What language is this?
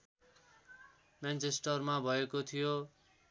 Nepali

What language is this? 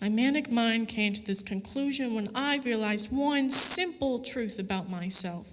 English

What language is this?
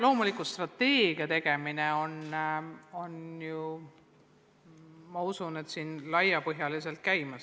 Estonian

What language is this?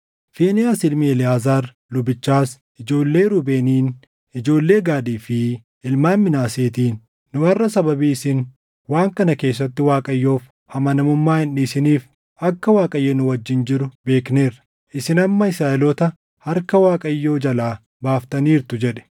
Oromo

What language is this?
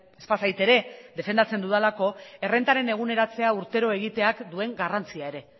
Basque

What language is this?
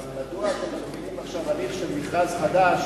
Hebrew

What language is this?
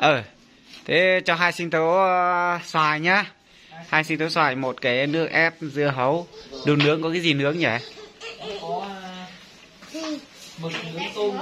Vietnamese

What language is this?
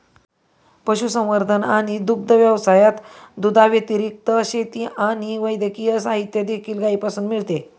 Marathi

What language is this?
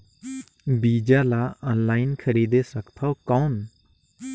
Chhattisgarhi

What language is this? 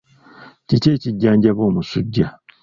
Ganda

